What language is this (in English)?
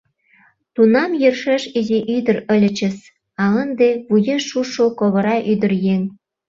Mari